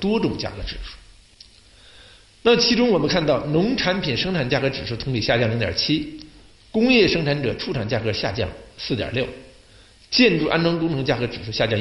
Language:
Chinese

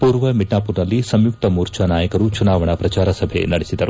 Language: Kannada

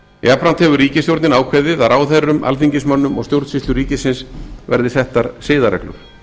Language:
Icelandic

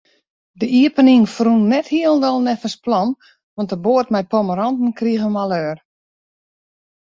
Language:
Western Frisian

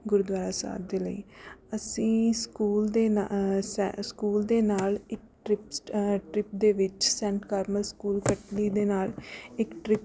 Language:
Punjabi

